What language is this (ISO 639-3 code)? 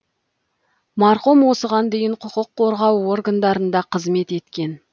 kaz